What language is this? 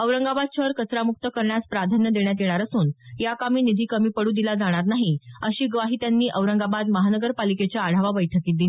Marathi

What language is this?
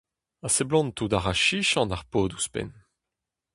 Breton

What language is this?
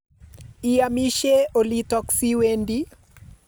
Kalenjin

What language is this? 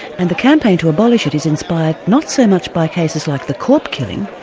English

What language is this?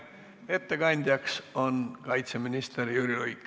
Estonian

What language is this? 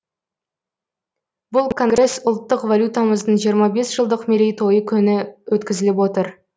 Kazakh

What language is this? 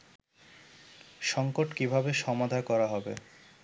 Bangla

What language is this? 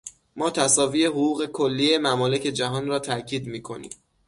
Persian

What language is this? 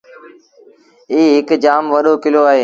Sindhi Bhil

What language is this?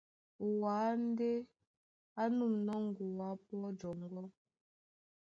Duala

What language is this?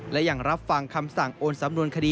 Thai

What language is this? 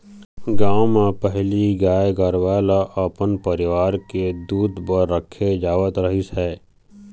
Chhattisgarhi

